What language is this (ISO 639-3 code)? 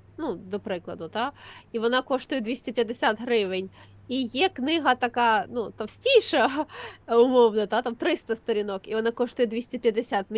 ukr